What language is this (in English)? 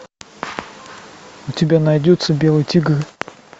Russian